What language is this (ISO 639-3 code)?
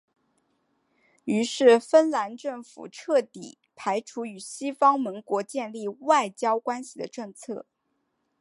zho